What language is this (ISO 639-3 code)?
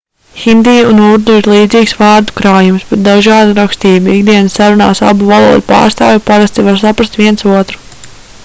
lav